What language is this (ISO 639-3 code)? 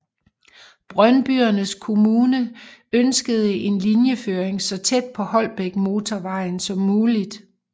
dan